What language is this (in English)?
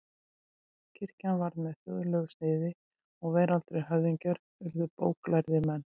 Icelandic